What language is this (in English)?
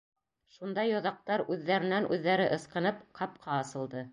Bashkir